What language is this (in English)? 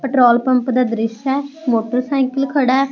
Punjabi